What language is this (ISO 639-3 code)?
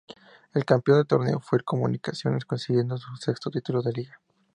spa